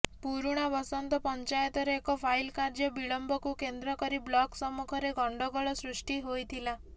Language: Odia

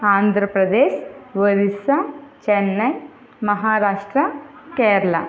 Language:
Telugu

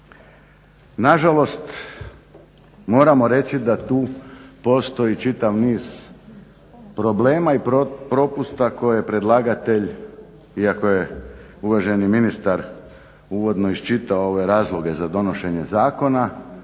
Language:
Croatian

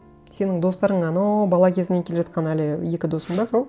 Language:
Kazakh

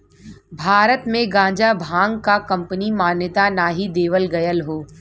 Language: Bhojpuri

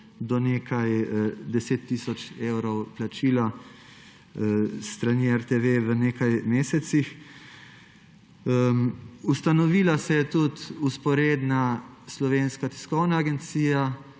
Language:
Slovenian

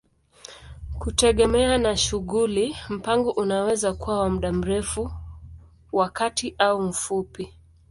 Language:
Swahili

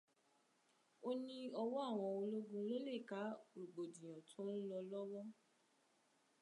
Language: Yoruba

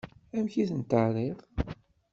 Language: Kabyle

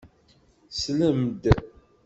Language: Kabyle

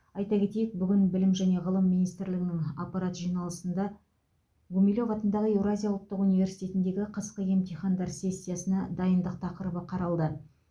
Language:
Kazakh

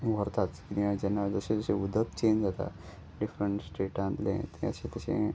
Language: Konkani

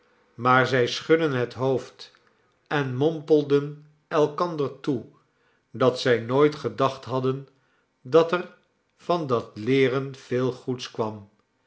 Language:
Dutch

